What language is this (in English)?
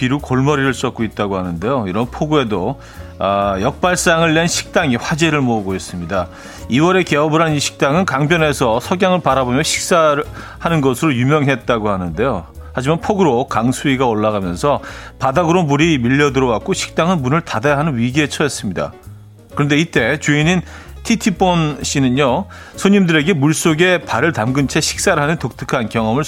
Korean